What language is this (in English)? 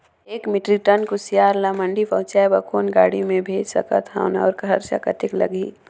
Chhattisgarhi